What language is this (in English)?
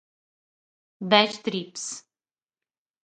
Portuguese